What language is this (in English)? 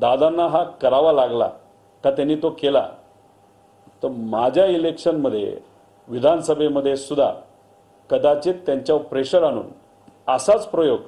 Marathi